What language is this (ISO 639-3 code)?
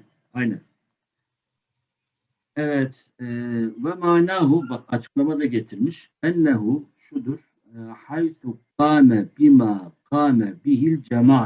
tur